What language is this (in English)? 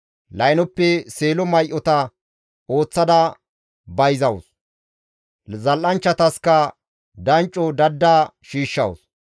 Gamo